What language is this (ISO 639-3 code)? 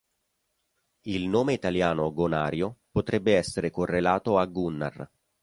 ita